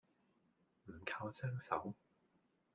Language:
Cantonese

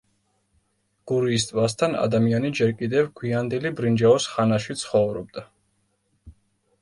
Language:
Georgian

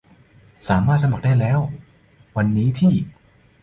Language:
Thai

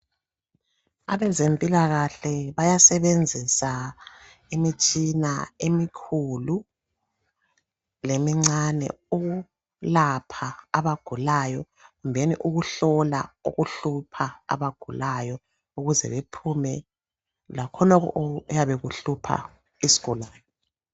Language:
North Ndebele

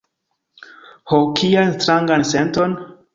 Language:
Esperanto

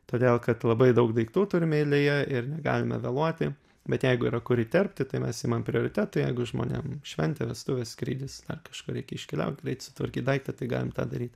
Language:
Lithuanian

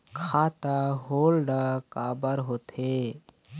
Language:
Chhattisgarhi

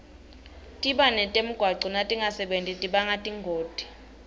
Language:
Swati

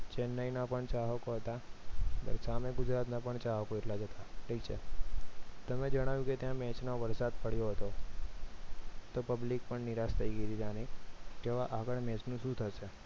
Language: Gujarati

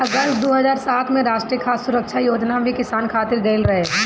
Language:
Bhojpuri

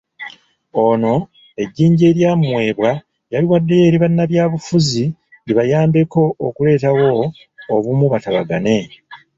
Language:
Ganda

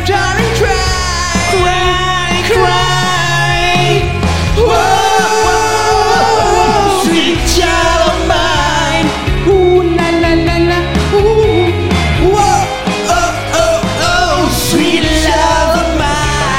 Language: Malay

